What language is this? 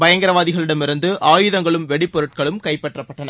Tamil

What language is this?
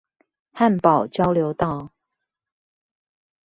Chinese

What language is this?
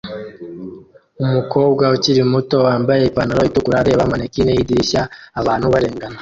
Kinyarwanda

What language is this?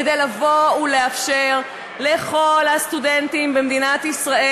Hebrew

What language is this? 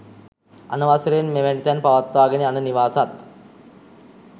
Sinhala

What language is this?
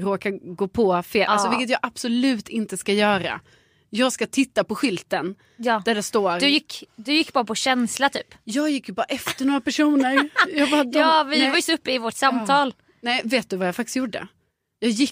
Swedish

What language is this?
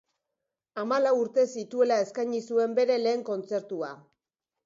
Basque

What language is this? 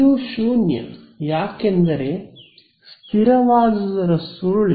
Kannada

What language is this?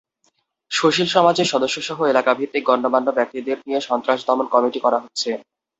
Bangla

